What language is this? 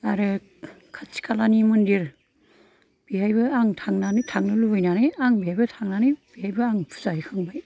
Bodo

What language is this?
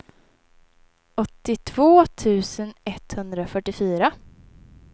Swedish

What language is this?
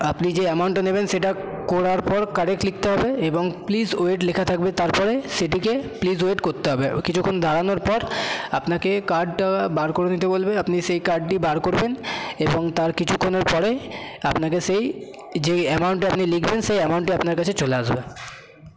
Bangla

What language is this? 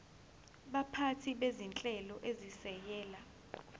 Zulu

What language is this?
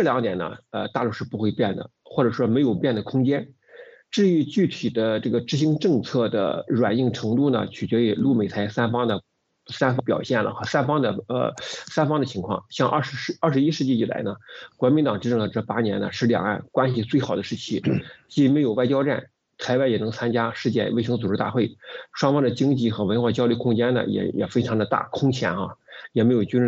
Chinese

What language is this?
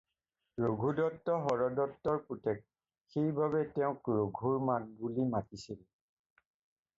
Assamese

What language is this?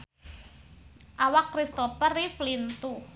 Sundanese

